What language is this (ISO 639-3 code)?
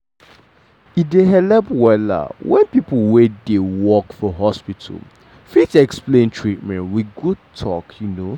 pcm